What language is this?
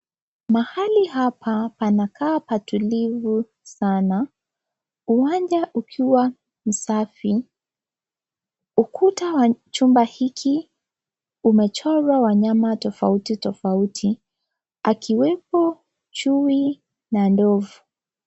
Swahili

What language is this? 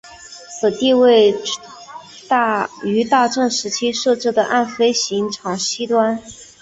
Chinese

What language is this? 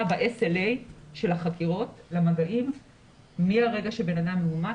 Hebrew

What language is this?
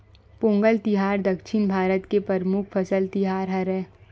Chhattisgarhi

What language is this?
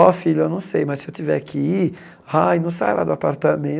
Portuguese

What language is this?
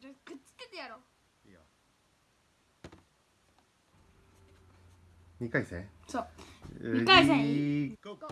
Japanese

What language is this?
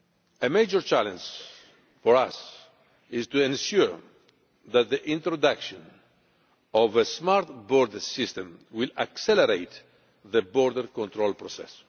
English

